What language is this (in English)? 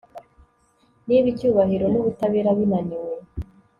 Kinyarwanda